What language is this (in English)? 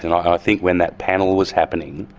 English